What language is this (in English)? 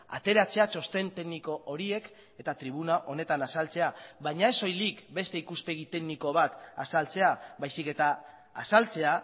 Basque